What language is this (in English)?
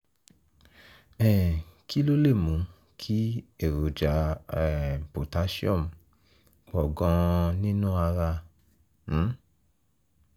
Yoruba